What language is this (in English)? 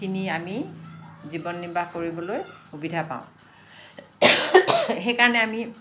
Assamese